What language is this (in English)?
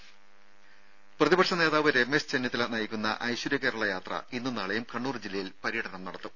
Malayalam